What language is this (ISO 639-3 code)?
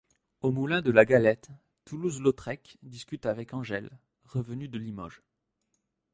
fra